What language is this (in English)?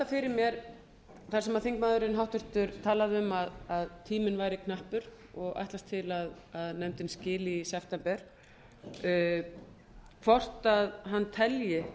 Icelandic